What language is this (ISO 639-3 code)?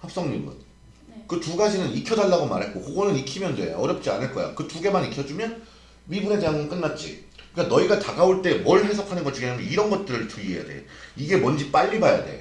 kor